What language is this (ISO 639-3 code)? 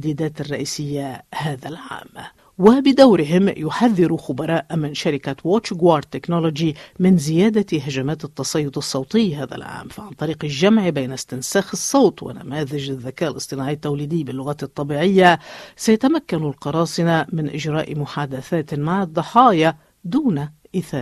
ara